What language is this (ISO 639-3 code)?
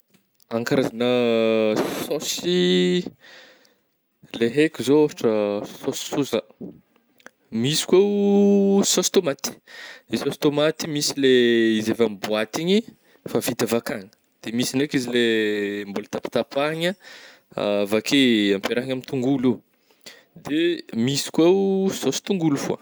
bmm